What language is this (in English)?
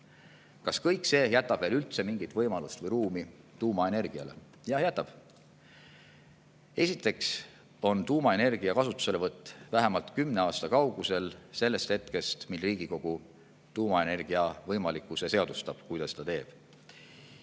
Estonian